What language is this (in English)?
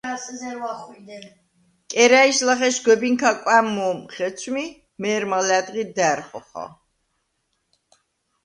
Svan